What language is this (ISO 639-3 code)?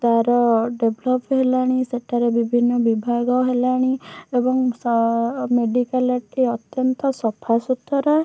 ori